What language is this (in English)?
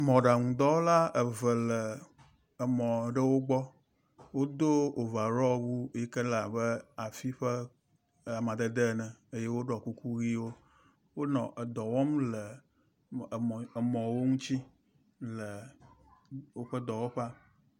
Ewe